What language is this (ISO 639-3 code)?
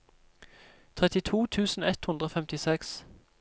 nor